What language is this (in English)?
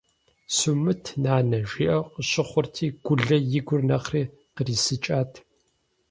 Kabardian